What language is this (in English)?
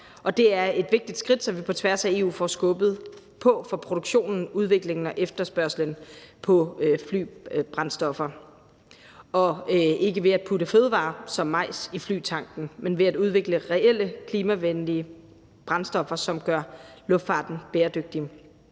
Danish